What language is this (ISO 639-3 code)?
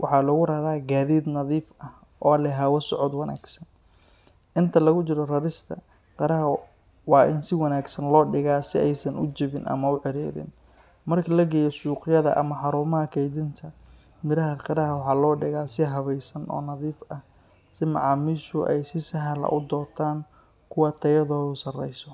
som